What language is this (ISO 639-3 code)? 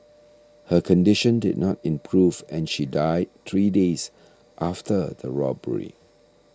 eng